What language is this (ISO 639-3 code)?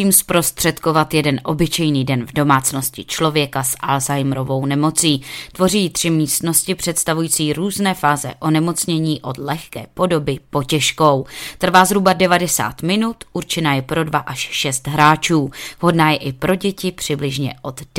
ces